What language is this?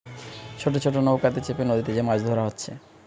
Bangla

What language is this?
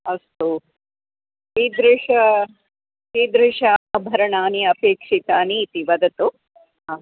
Sanskrit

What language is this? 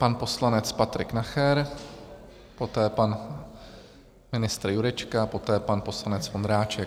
Czech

